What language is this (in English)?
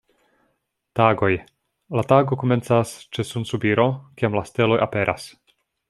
Esperanto